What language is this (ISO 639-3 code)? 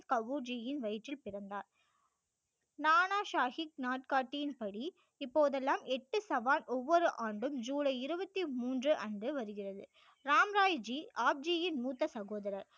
tam